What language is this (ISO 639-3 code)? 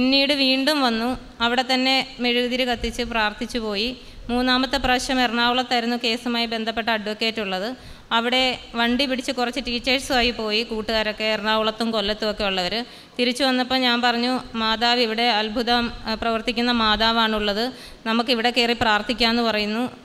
mal